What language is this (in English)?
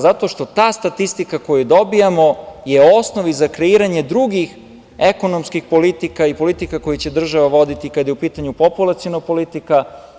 Serbian